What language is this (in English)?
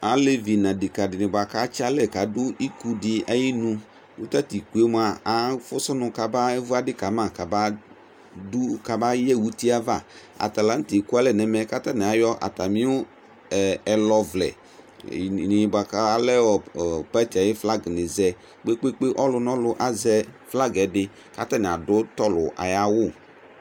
Ikposo